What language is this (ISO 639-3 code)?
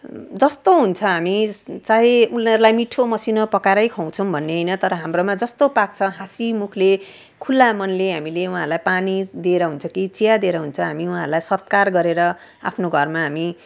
nep